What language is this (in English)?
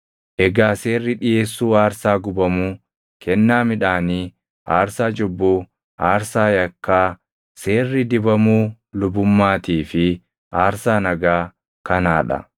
Oromo